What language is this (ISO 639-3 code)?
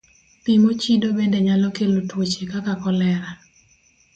luo